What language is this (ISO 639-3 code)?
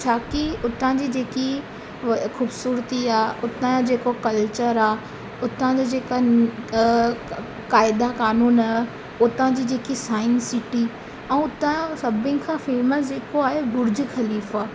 snd